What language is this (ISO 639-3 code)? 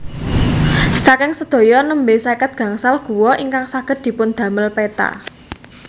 jav